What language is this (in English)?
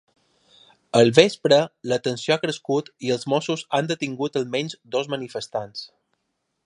Catalan